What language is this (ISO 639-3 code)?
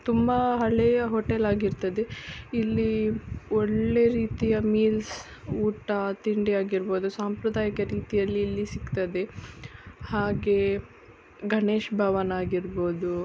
kan